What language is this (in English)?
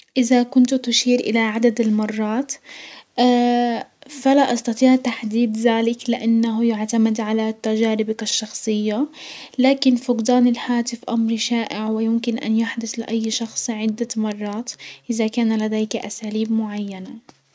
Hijazi Arabic